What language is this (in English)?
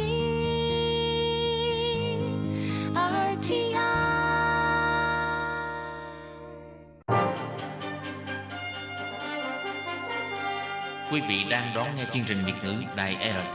Vietnamese